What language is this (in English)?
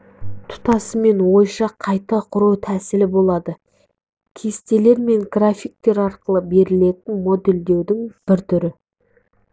Kazakh